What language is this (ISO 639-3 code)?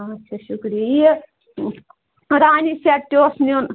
kas